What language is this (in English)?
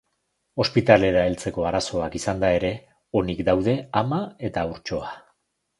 Basque